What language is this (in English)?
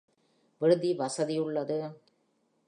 Tamil